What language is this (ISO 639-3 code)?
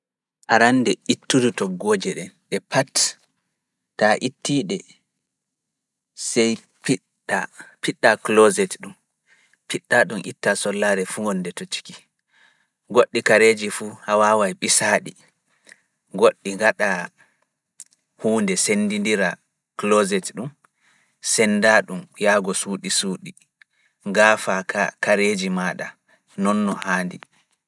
ful